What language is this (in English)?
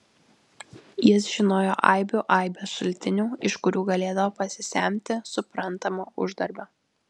Lithuanian